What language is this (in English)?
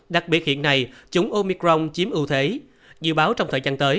Vietnamese